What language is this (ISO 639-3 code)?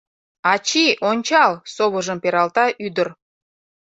chm